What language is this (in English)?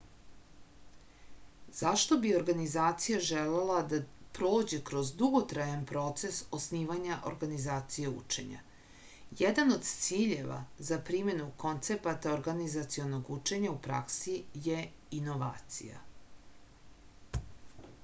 Serbian